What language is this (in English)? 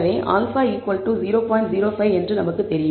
Tamil